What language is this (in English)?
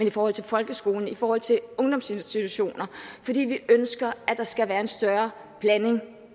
Danish